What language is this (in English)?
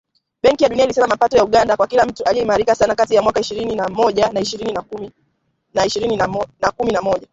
Swahili